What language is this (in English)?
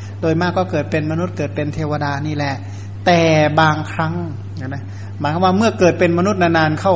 Thai